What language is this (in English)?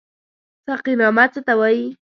Pashto